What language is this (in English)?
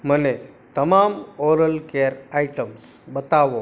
Gujarati